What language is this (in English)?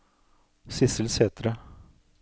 Norwegian